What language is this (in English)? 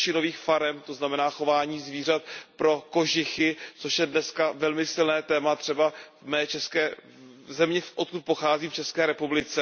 Czech